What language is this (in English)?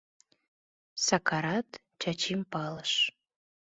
Mari